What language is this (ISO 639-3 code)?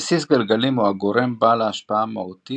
heb